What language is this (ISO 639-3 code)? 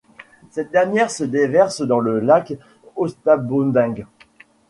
fra